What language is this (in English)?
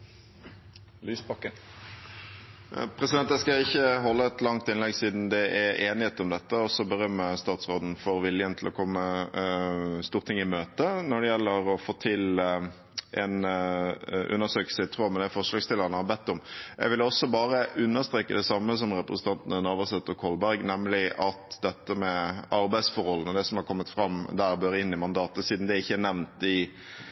Norwegian Bokmål